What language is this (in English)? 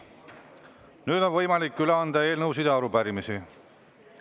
Estonian